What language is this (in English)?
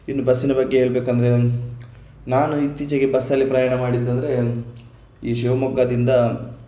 Kannada